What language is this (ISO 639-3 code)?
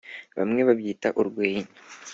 kin